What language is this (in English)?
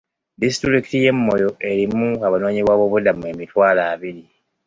Ganda